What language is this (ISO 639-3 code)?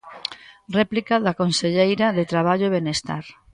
glg